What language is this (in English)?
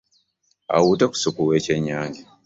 Ganda